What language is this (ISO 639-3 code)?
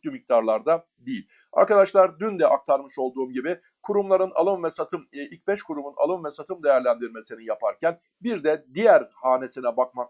tur